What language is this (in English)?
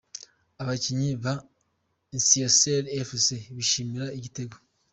Kinyarwanda